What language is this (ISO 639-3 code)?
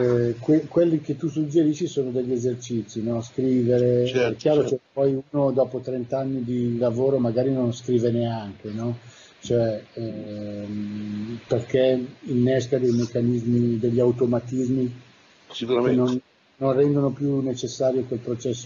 ita